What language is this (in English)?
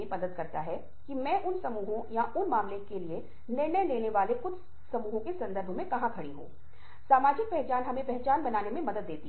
Hindi